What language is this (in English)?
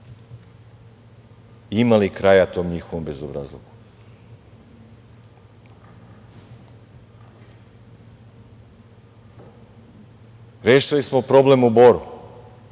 Serbian